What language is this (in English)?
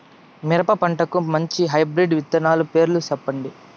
Telugu